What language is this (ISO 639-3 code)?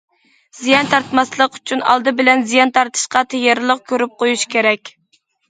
uig